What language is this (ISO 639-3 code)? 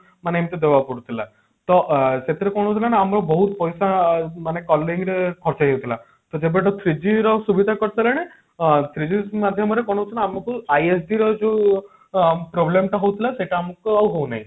ori